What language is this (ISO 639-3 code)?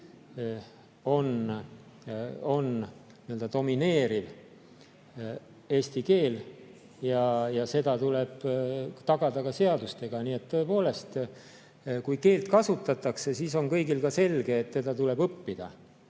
est